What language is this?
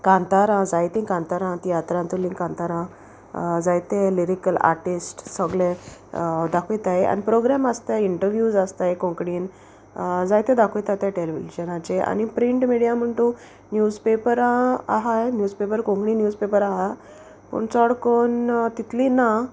Konkani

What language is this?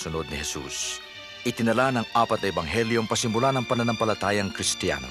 Filipino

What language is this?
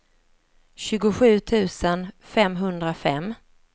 Swedish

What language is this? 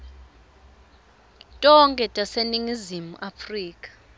Swati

